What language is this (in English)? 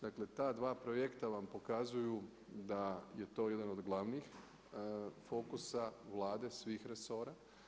Croatian